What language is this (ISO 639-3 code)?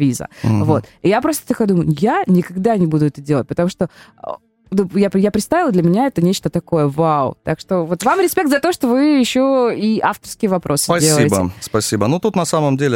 rus